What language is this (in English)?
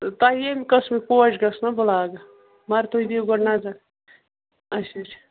Kashmiri